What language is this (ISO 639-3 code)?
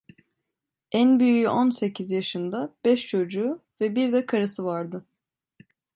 tur